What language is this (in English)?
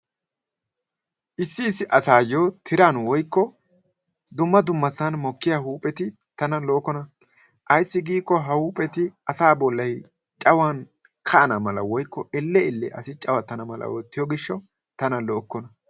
Wolaytta